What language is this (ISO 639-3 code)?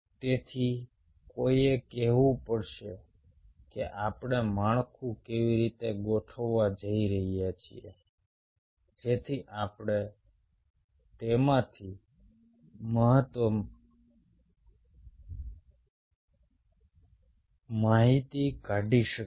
guj